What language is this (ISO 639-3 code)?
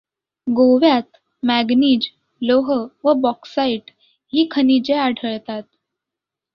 mar